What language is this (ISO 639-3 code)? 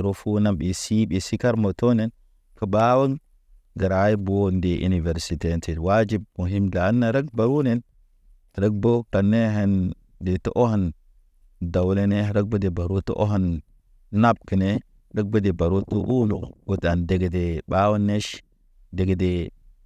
mne